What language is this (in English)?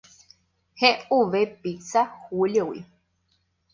Guarani